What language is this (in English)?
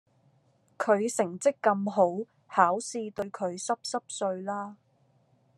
Cantonese